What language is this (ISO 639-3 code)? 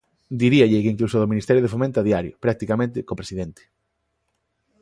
glg